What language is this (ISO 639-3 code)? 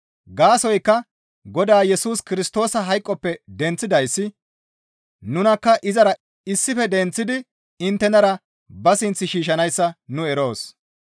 gmv